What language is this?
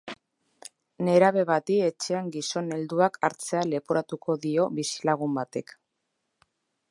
Basque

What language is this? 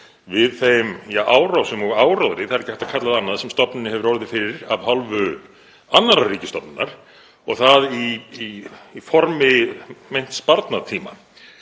Icelandic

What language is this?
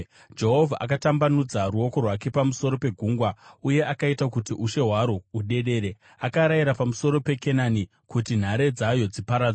Shona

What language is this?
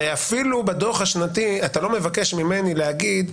Hebrew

